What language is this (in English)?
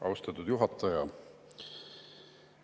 Estonian